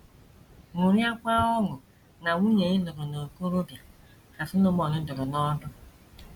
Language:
Igbo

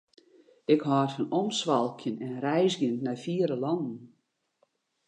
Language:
Western Frisian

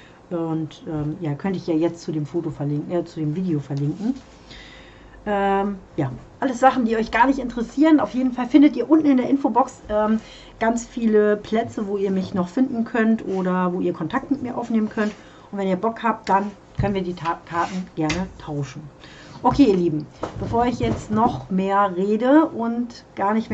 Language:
German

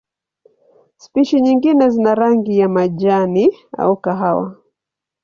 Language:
Swahili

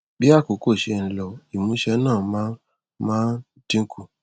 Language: Yoruba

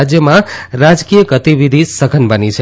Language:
Gujarati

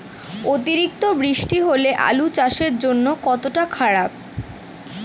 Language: Bangla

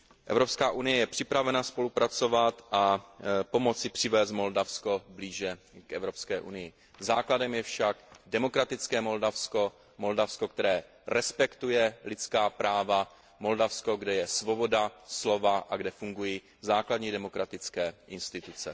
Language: Czech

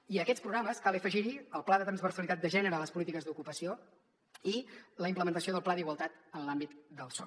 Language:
Catalan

